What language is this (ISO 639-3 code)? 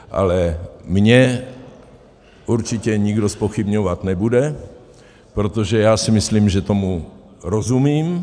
ces